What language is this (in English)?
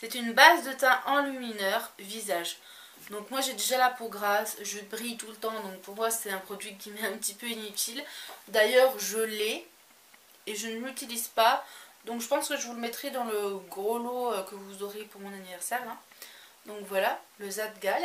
French